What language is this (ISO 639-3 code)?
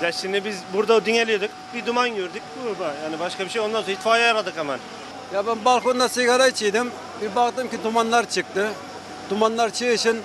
tur